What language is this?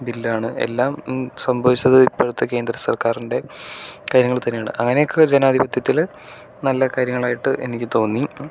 Malayalam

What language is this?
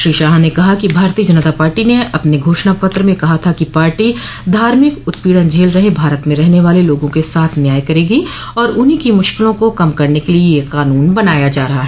Hindi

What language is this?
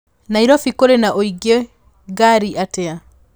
Kikuyu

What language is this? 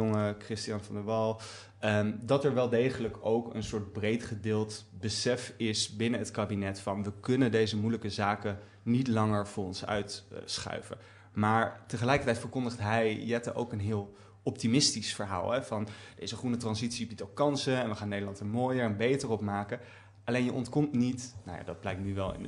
Dutch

